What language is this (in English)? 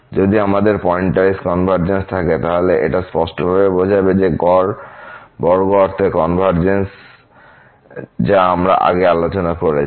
Bangla